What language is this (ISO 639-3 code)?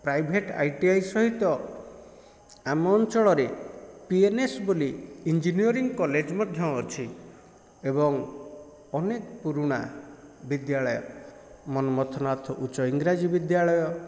ori